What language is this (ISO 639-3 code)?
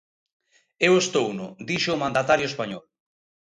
glg